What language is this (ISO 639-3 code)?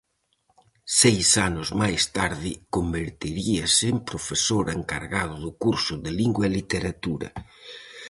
glg